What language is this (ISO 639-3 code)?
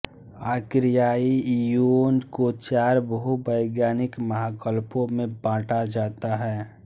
hin